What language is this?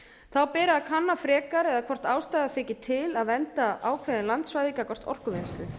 Icelandic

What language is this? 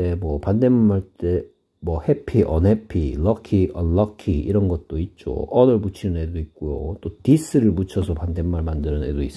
Korean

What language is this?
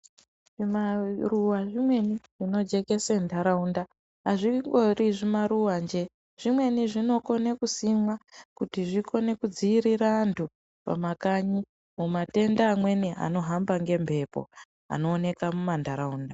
Ndau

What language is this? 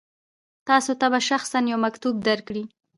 Pashto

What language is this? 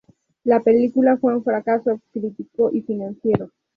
Spanish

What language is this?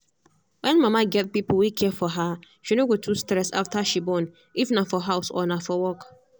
Nigerian Pidgin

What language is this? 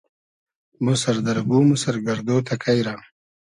Hazaragi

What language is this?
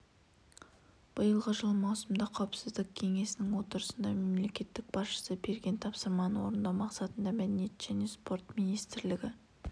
Kazakh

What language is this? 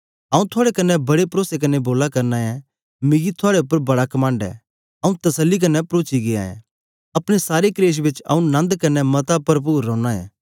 Dogri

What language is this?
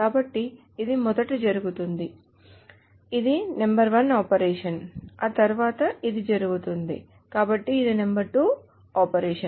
Telugu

